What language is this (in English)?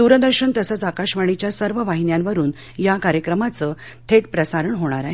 Marathi